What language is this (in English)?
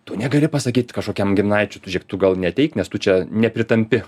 Lithuanian